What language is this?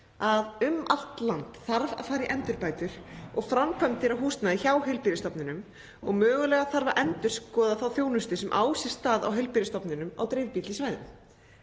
Icelandic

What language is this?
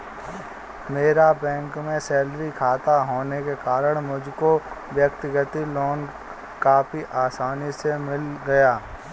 Hindi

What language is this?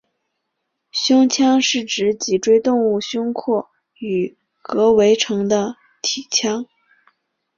Chinese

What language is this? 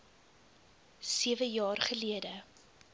Afrikaans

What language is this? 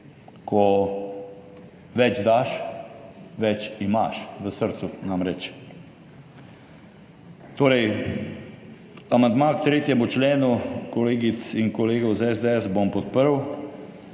Slovenian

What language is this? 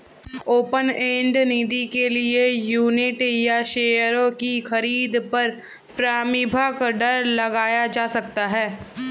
Hindi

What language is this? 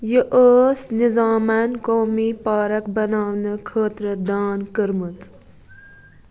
Kashmiri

